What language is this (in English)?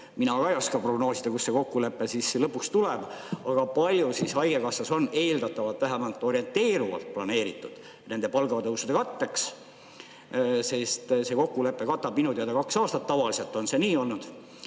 Estonian